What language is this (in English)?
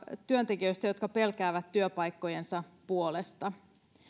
Finnish